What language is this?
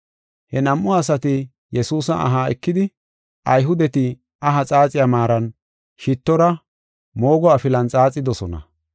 Gofa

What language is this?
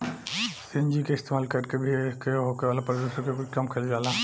Bhojpuri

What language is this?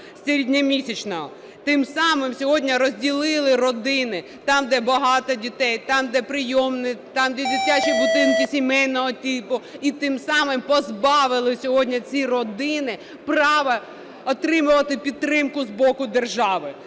Ukrainian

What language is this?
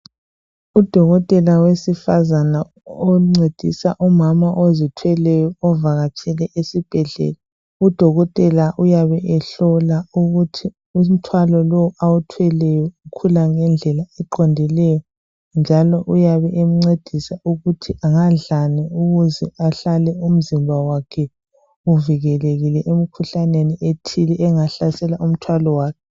North Ndebele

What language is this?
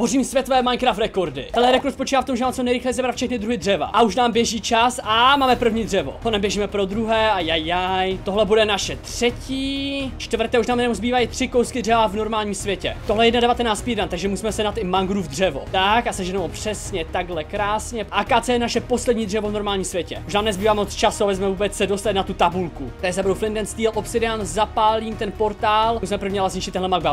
Czech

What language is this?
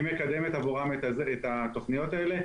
Hebrew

